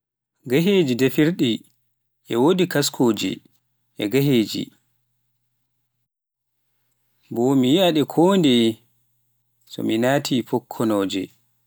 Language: Pular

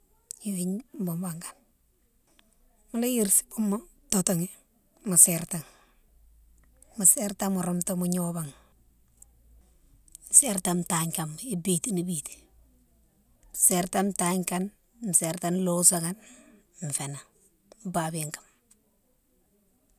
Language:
Mansoanka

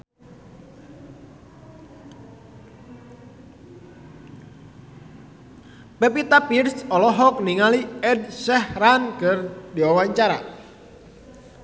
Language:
Sundanese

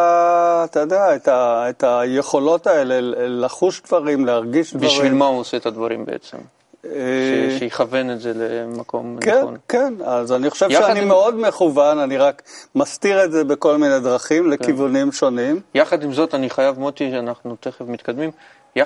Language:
Hebrew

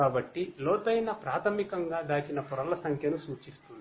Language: Telugu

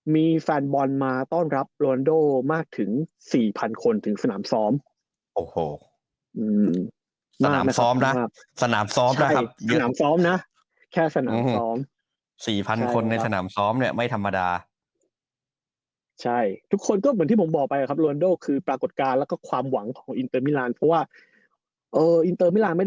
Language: Thai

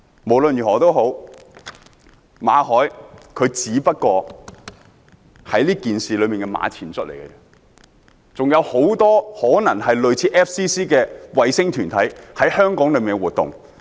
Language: Cantonese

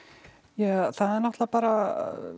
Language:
Icelandic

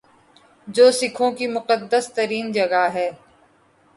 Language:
Urdu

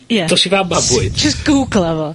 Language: Welsh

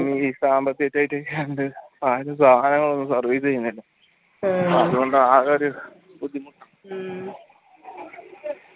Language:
Malayalam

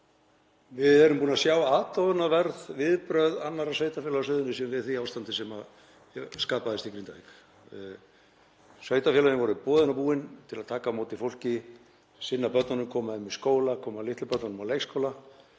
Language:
Icelandic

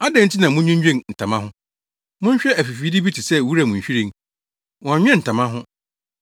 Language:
Akan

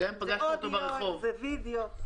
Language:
Hebrew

